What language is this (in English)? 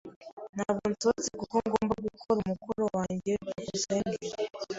Kinyarwanda